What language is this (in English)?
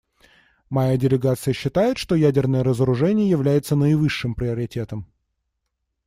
Russian